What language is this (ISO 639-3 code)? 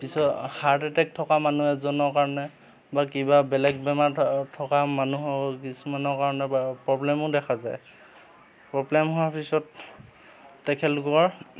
asm